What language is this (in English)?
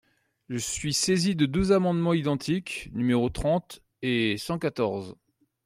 French